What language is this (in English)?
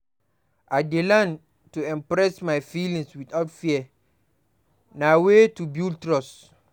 Nigerian Pidgin